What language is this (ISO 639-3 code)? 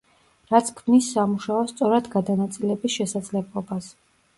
kat